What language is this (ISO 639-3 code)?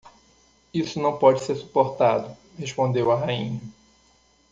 por